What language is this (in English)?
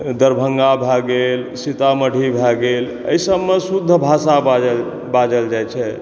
Maithili